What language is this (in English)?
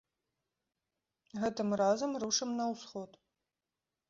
Belarusian